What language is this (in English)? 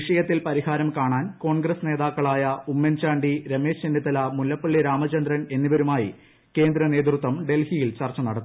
Malayalam